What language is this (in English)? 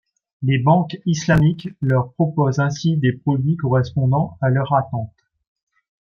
French